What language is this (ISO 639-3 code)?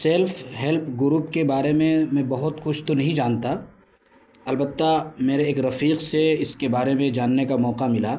urd